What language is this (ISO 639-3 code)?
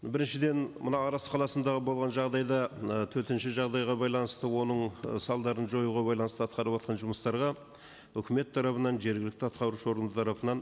kaz